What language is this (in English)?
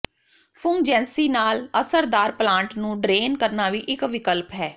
Punjabi